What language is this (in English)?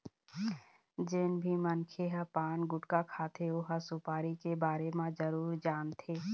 Chhattisgarhi